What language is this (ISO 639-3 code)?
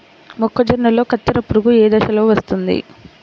tel